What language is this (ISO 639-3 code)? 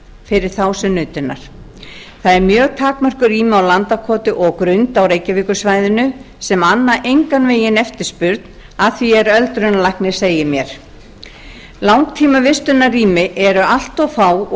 isl